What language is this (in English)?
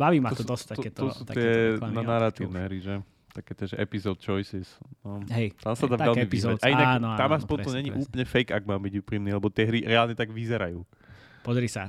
Slovak